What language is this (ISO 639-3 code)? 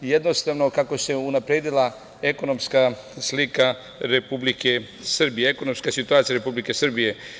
srp